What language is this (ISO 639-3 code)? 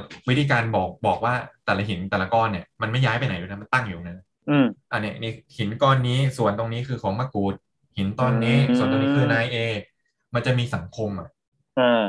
tha